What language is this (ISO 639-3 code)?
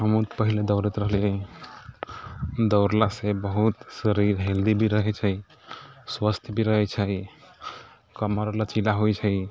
mai